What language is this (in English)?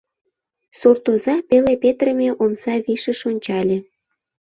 Mari